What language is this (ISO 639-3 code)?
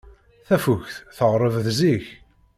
kab